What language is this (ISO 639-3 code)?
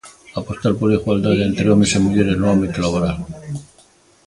glg